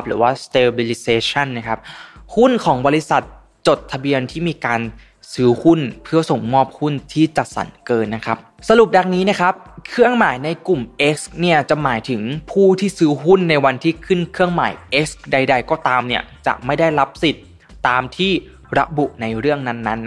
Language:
Thai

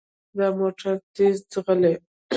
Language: Pashto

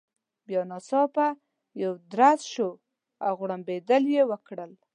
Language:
Pashto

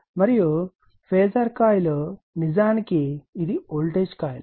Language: Telugu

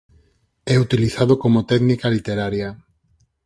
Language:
Galician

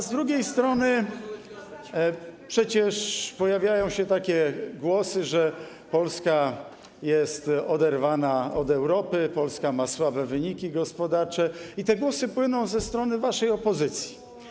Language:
Polish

